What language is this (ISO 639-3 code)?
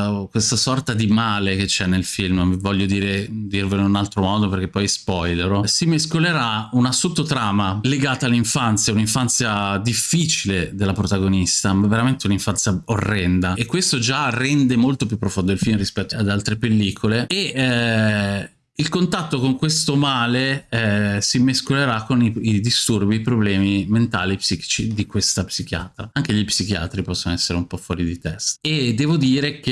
ita